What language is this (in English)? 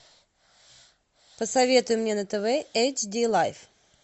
Russian